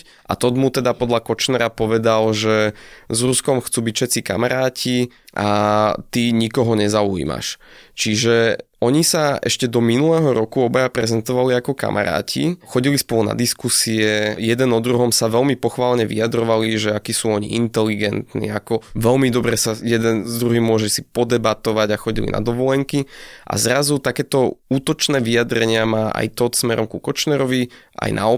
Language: Slovak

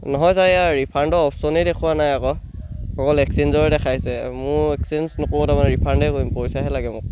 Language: Assamese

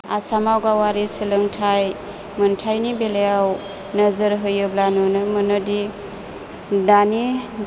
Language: Bodo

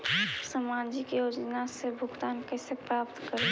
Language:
Magahi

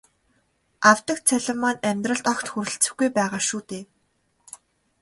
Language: Mongolian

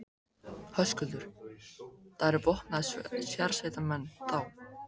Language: Icelandic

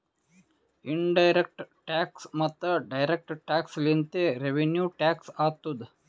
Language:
Kannada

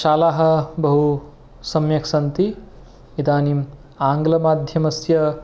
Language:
Sanskrit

